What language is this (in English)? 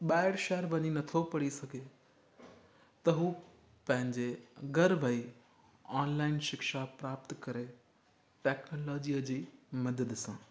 Sindhi